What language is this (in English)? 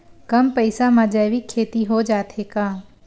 Chhattisgarhi